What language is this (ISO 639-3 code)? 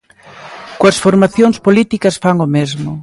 glg